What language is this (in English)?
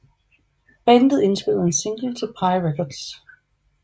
Danish